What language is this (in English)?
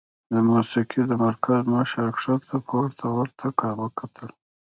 Pashto